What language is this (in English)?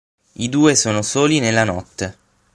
Italian